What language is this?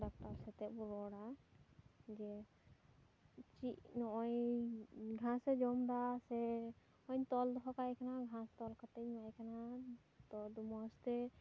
Santali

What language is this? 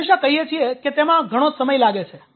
Gujarati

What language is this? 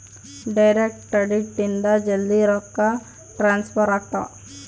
Kannada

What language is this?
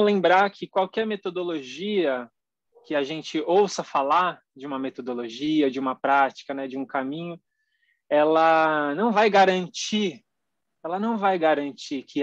Portuguese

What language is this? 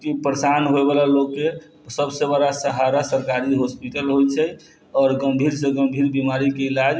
Maithili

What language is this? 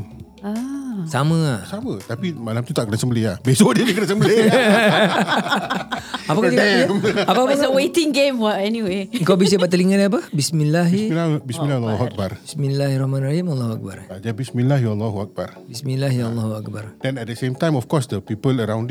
Malay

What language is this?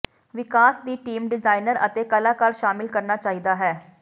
Punjabi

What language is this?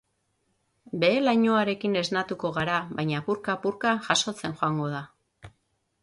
Basque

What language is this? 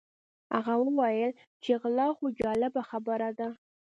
Pashto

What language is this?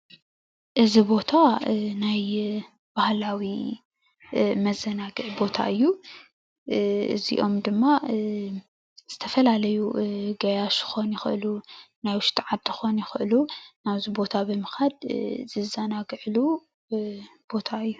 Tigrinya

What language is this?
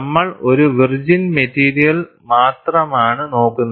Malayalam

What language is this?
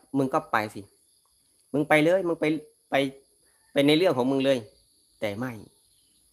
Thai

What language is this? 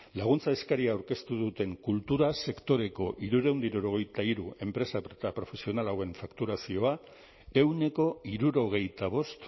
Basque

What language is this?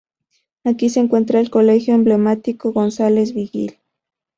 Spanish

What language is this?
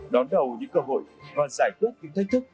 Vietnamese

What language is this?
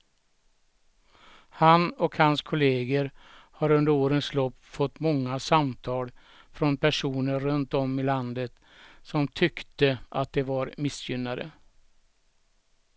Swedish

